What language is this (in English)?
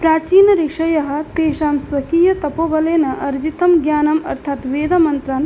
Sanskrit